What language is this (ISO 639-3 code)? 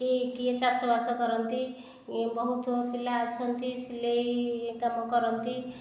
ori